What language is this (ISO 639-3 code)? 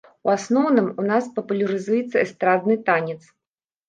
bel